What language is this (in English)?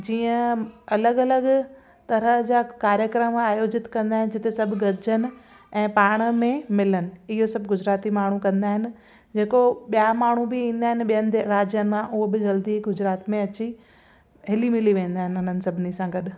Sindhi